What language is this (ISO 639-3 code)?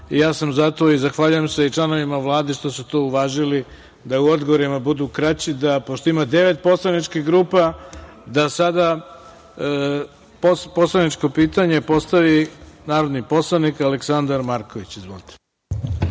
srp